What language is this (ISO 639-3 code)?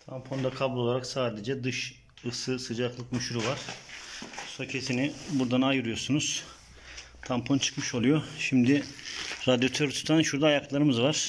tur